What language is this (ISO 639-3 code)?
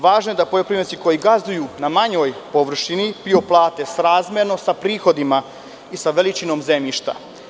srp